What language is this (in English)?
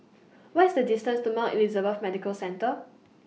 English